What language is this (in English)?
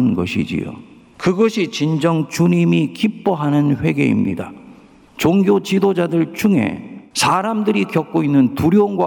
Korean